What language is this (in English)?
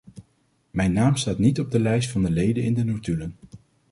Dutch